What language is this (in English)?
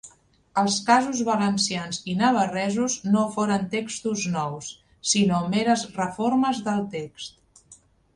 Catalan